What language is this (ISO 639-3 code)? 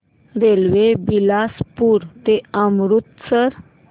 mar